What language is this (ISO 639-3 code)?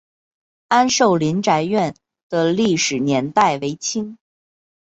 zho